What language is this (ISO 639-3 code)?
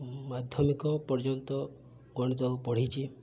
ori